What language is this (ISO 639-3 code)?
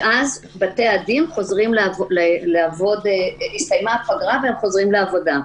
heb